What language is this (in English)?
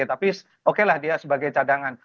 Indonesian